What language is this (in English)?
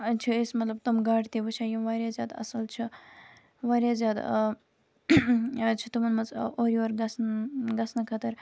Kashmiri